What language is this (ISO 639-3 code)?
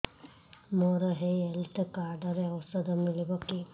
ori